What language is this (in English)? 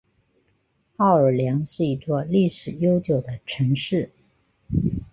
Chinese